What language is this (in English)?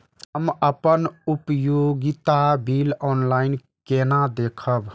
Maithili